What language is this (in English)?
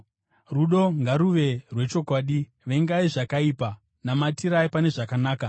Shona